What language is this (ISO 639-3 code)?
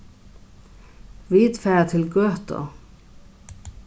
fao